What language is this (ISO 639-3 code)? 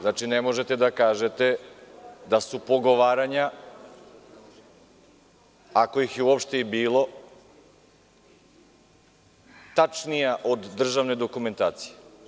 srp